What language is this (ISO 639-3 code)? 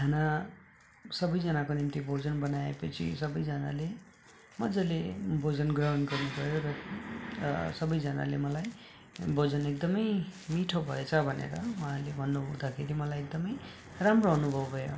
nep